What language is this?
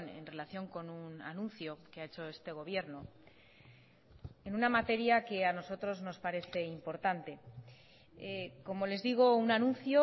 Spanish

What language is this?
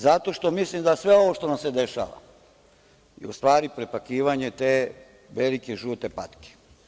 Serbian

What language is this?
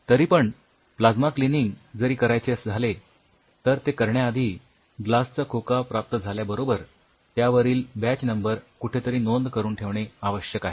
Marathi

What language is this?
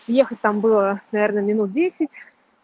Russian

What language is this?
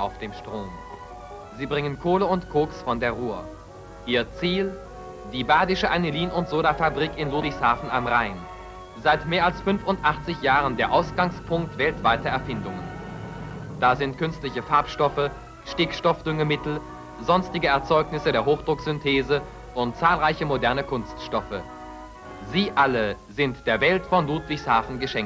German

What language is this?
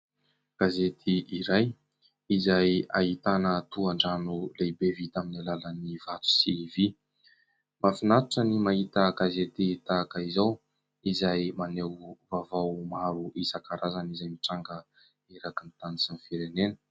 Malagasy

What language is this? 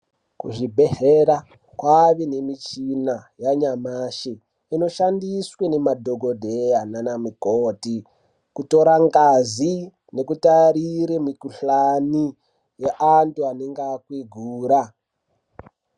Ndau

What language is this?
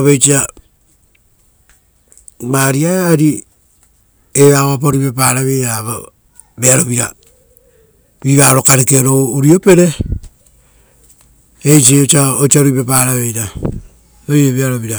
Rotokas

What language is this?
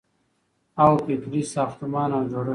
Pashto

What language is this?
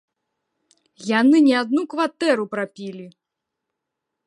Belarusian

